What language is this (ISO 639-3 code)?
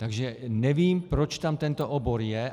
ces